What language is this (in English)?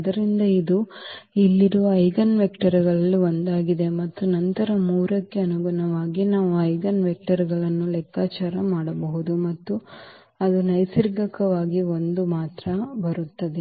Kannada